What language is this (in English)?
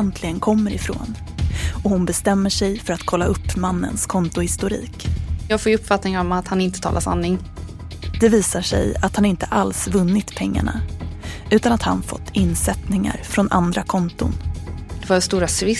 Swedish